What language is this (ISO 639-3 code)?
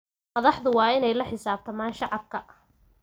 som